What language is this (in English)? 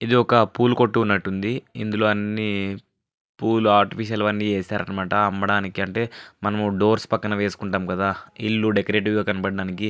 Telugu